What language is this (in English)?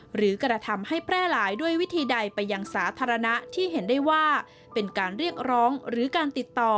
Thai